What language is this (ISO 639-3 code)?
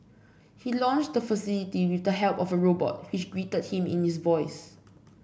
eng